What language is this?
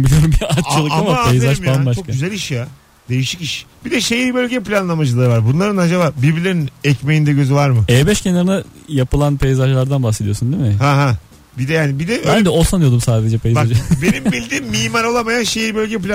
Turkish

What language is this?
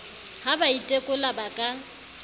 Southern Sotho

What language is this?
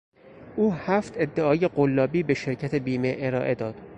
Persian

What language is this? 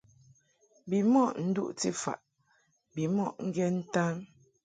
Mungaka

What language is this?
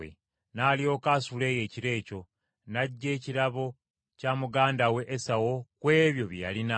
Ganda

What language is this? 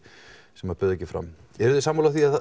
Icelandic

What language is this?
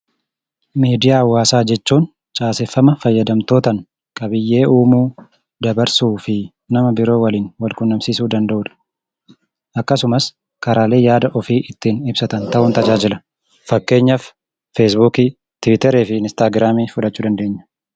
Oromo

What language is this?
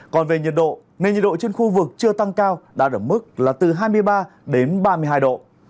Vietnamese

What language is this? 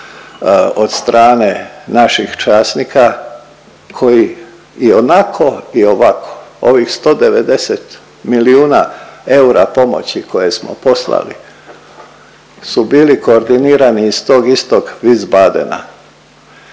Croatian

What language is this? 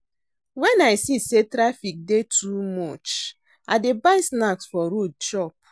Nigerian Pidgin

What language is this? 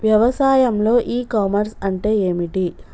Telugu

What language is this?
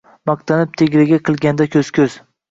Uzbek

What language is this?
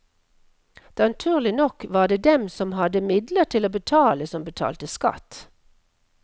Norwegian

